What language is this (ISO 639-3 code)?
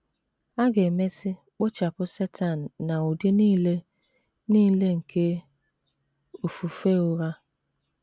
ibo